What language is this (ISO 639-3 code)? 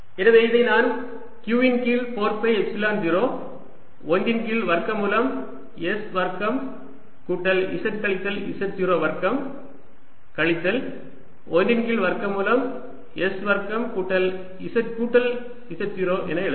tam